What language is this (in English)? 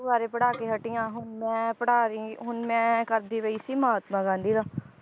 Punjabi